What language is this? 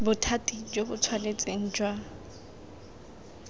Tswana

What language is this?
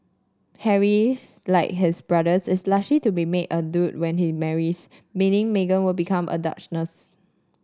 English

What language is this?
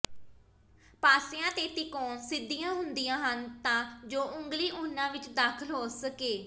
Punjabi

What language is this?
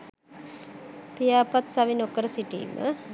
Sinhala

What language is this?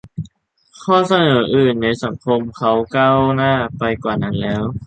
Thai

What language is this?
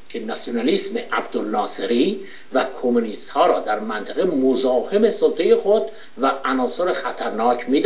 Persian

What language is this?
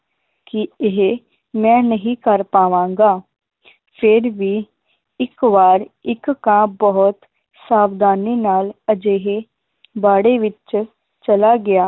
Punjabi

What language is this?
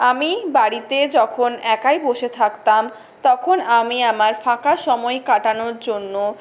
Bangla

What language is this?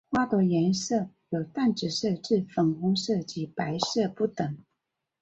Chinese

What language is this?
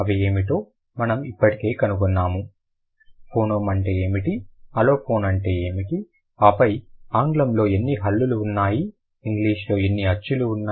Telugu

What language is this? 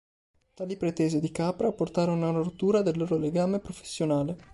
Italian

